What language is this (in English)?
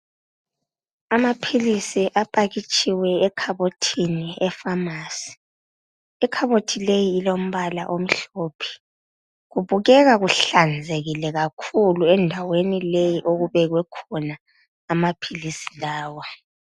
North Ndebele